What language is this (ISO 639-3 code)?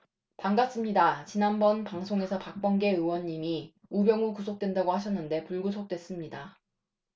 kor